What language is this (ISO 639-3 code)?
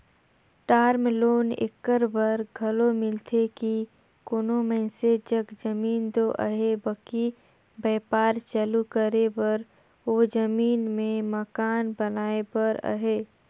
hne